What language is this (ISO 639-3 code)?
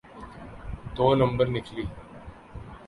urd